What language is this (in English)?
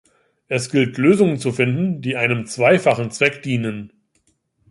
German